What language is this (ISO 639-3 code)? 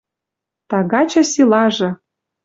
mrj